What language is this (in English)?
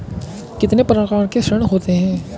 Hindi